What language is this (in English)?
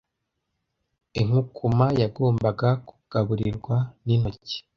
Kinyarwanda